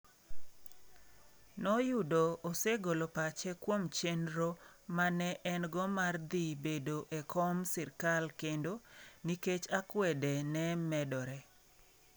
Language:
Luo (Kenya and Tanzania)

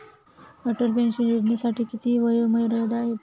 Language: Marathi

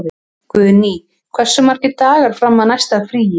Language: Icelandic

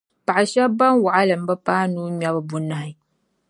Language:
Dagbani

